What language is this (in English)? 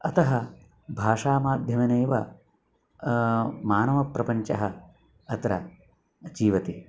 Sanskrit